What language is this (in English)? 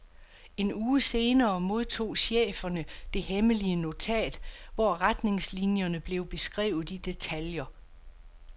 Danish